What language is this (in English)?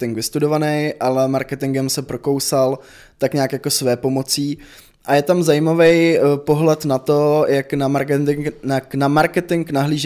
Czech